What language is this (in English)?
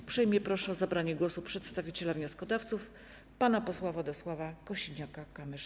Polish